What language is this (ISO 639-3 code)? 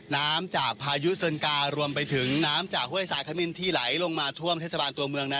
tha